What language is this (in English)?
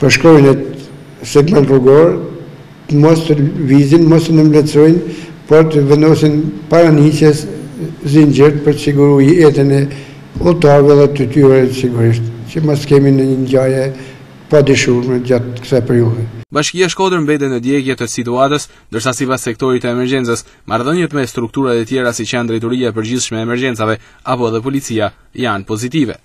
Romanian